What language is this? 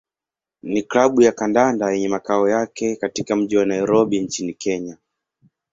Swahili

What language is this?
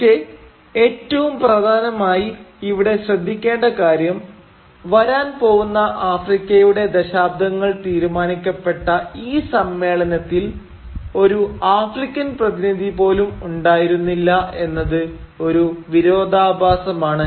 Malayalam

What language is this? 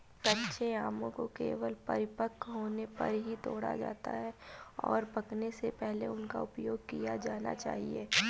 Hindi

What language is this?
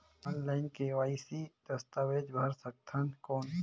Chhattisgarhi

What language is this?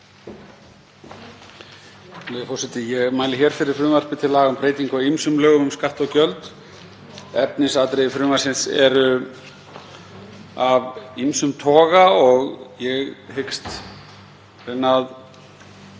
Icelandic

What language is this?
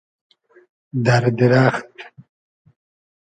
Hazaragi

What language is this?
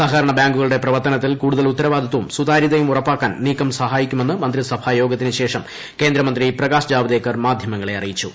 Malayalam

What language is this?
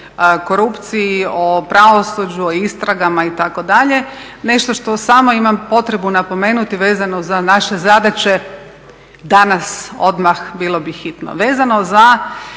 Croatian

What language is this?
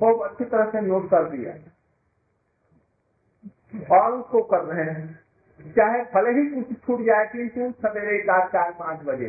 Hindi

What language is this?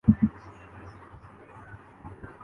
Urdu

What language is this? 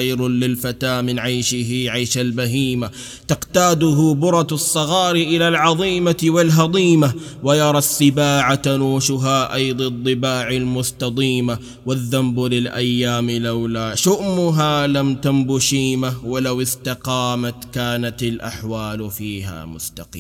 Arabic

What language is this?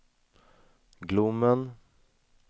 Swedish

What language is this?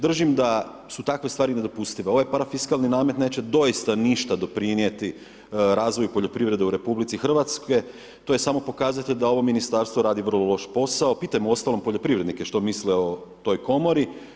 Croatian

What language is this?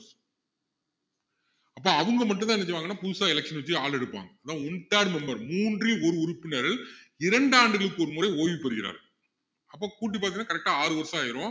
Tamil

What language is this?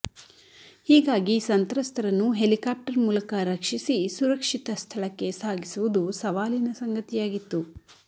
Kannada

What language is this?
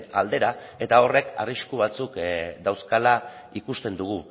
Basque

